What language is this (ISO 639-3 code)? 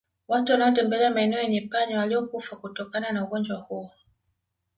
swa